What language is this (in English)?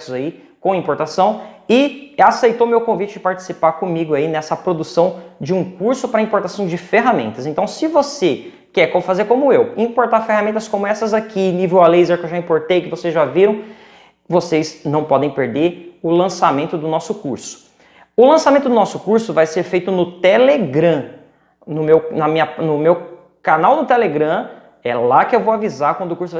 Portuguese